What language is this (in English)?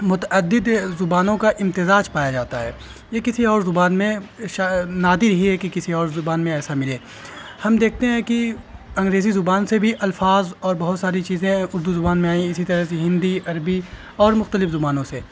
Urdu